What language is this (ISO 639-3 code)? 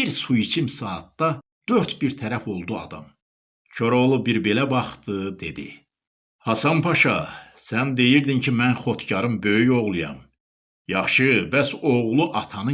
tur